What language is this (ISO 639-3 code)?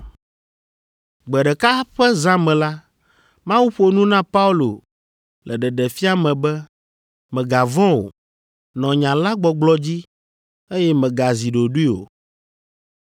ewe